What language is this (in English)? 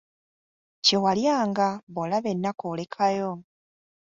Ganda